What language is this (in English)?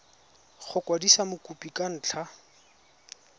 Tswana